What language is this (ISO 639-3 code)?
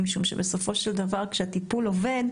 heb